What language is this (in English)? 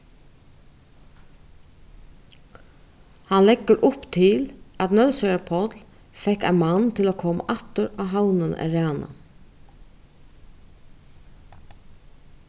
Faroese